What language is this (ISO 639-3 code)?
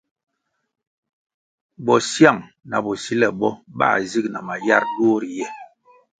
nmg